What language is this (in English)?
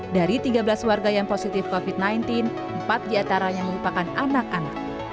Indonesian